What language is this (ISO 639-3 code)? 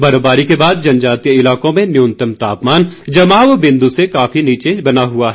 hin